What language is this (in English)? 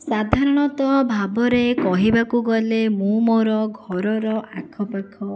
Odia